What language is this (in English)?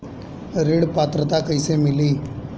Bhojpuri